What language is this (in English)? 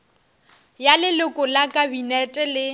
Northern Sotho